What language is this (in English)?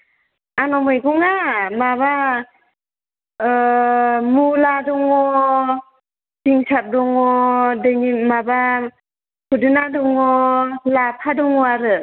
Bodo